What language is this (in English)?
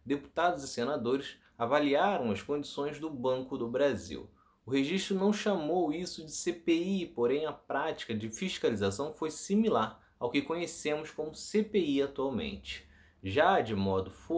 Portuguese